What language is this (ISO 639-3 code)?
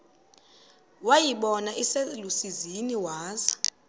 xho